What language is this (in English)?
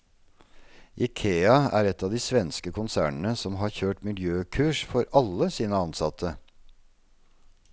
Norwegian